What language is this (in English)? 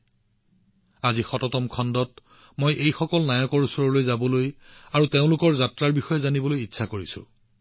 Assamese